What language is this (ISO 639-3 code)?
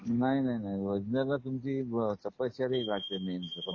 mar